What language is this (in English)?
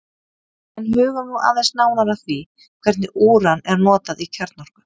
Icelandic